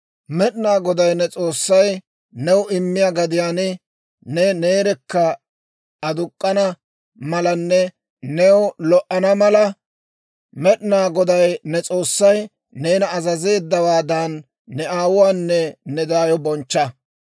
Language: Dawro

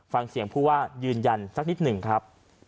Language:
Thai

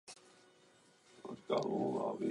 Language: Czech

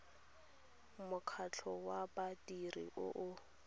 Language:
Tswana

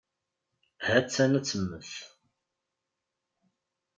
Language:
Kabyle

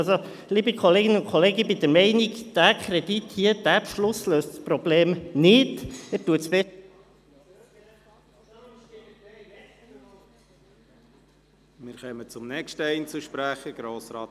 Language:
Swiss German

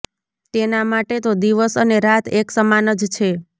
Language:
Gujarati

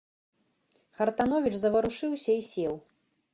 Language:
Belarusian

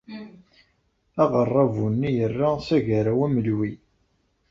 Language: Kabyle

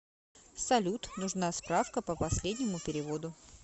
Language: Russian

